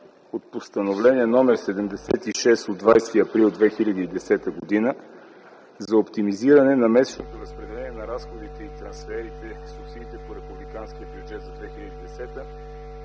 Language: Bulgarian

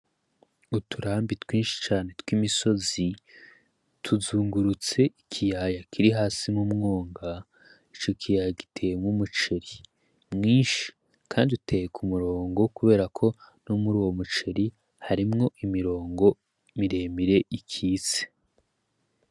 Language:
Rundi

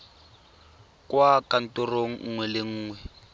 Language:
Tswana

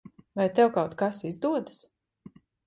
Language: Latvian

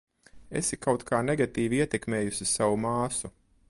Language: Latvian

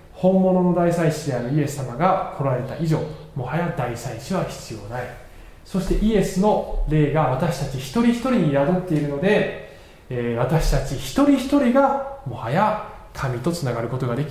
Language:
Japanese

